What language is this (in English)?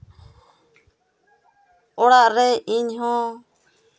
Santali